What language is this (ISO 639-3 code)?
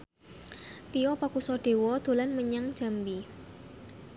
jav